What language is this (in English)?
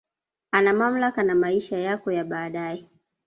Swahili